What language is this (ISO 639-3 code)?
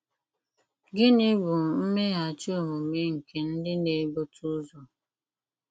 ibo